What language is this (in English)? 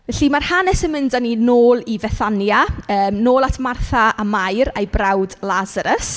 Welsh